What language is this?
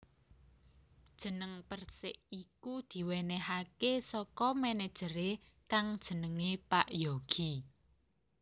Javanese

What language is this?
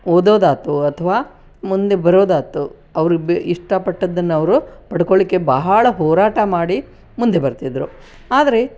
Kannada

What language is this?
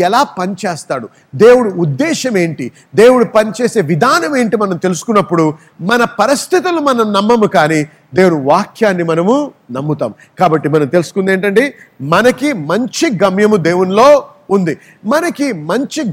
Telugu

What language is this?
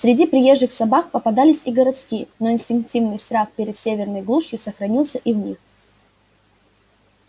Russian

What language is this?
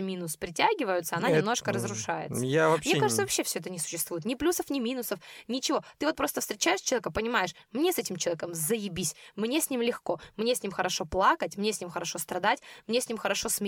Russian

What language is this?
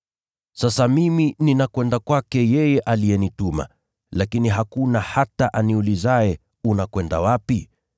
Swahili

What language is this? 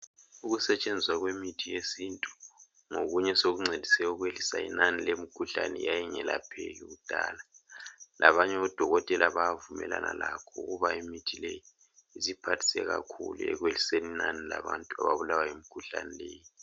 North Ndebele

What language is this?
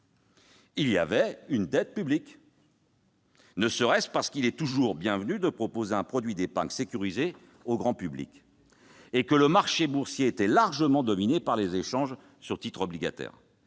French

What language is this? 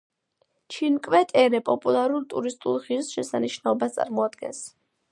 Georgian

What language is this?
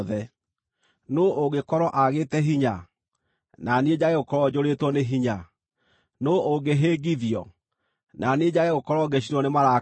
Kikuyu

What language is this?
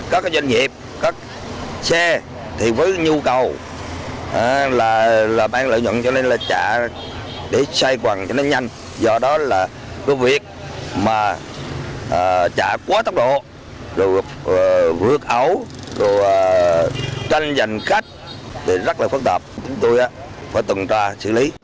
Vietnamese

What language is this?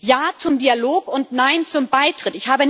German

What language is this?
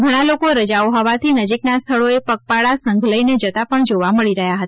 Gujarati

